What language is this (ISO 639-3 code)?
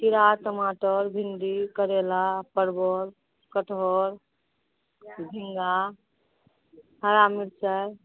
mai